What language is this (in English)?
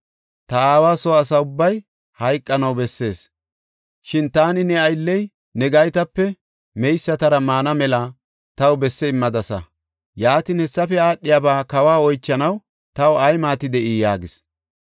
Gofa